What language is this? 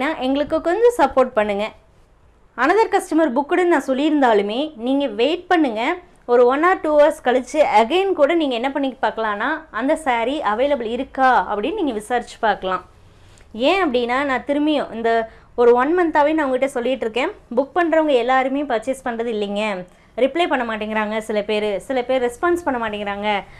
Tamil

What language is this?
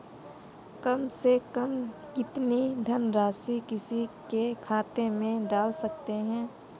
Hindi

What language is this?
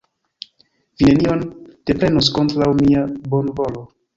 Esperanto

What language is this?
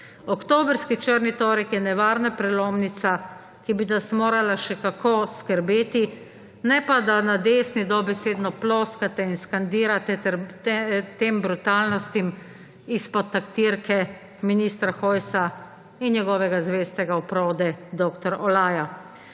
Slovenian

